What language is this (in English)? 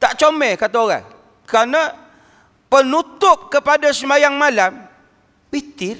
Malay